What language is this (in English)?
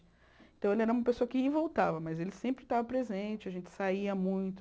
Portuguese